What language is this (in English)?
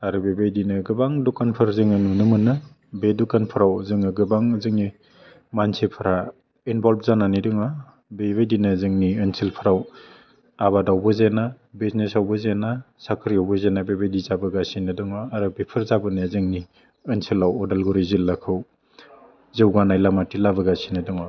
Bodo